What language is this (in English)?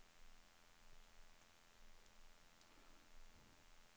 Norwegian